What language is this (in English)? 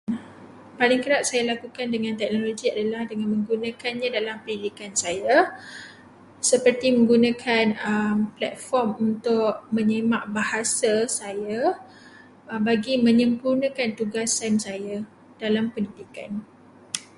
Malay